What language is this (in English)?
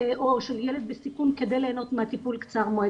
Hebrew